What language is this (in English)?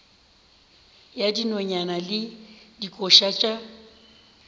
Northern Sotho